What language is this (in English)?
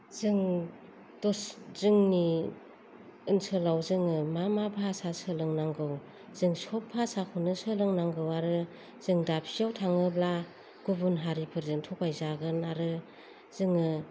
Bodo